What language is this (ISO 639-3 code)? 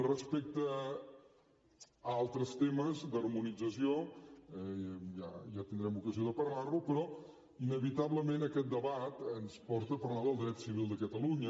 cat